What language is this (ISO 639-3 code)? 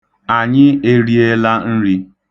ibo